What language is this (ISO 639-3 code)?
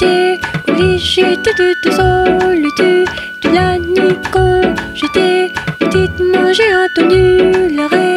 rus